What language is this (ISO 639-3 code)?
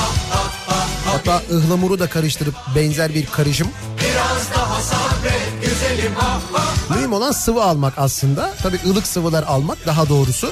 tur